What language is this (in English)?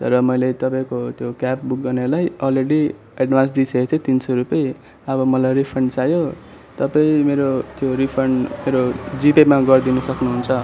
Nepali